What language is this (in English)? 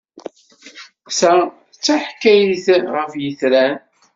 Kabyle